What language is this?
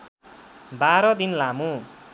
Nepali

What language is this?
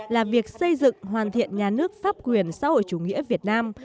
Vietnamese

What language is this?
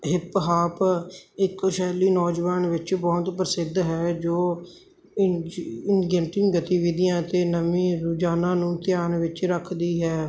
Punjabi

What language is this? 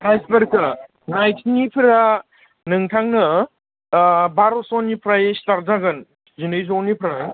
Bodo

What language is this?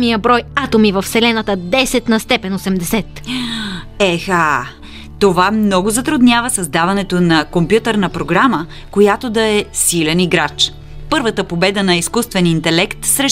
Bulgarian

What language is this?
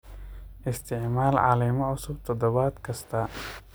Somali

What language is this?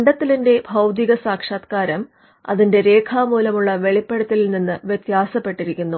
Malayalam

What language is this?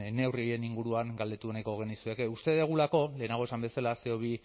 Basque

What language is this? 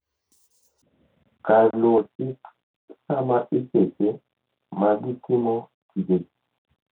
Luo (Kenya and Tanzania)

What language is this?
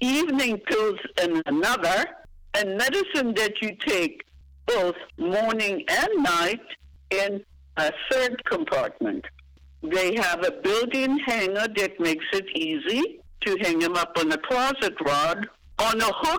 English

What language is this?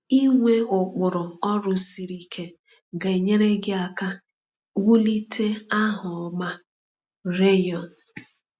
Igbo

